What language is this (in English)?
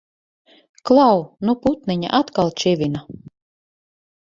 Latvian